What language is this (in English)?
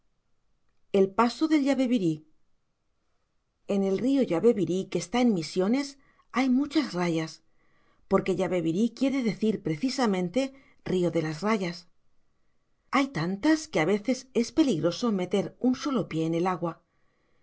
Spanish